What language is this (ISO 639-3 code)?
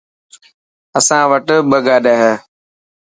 mki